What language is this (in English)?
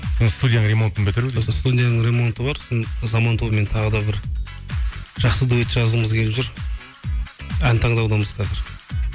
Kazakh